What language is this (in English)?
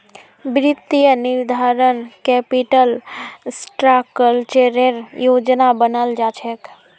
Magahi